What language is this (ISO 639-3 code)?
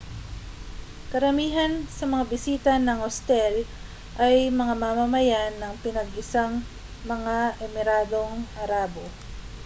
fil